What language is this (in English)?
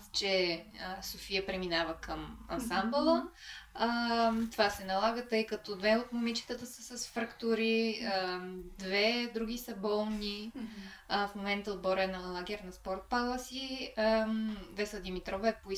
Bulgarian